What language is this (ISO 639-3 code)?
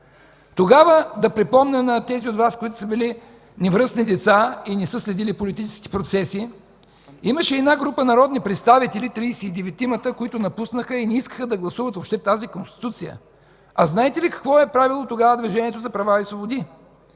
bul